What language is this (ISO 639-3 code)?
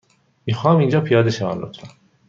fas